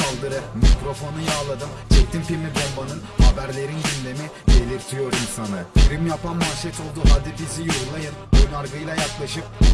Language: Turkish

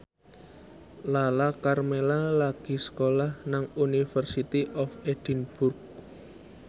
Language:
Javanese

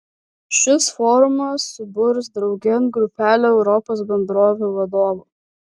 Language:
Lithuanian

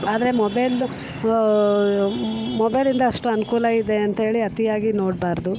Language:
Kannada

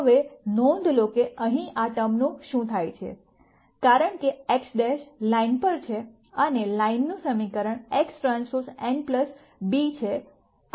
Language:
Gujarati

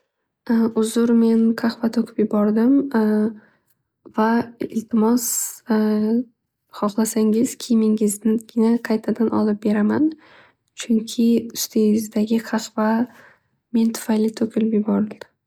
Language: Uzbek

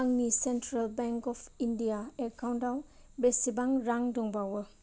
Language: Bodo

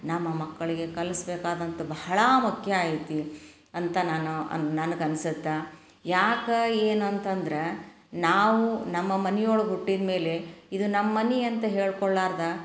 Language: Kannada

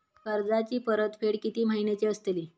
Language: Marathi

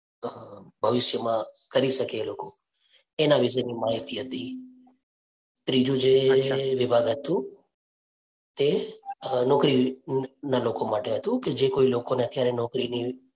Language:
Gujarati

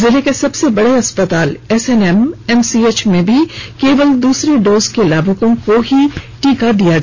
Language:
Hindi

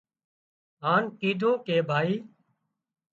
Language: Wadiyara Koli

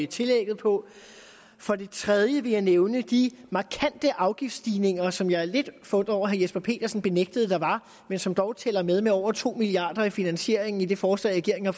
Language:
Danish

